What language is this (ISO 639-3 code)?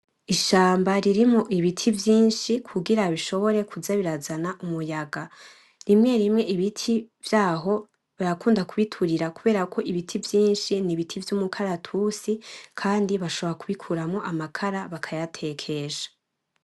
run